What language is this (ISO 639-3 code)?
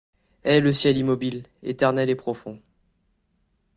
fra